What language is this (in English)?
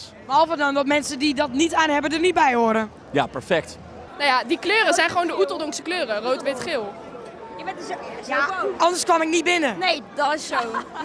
Dutch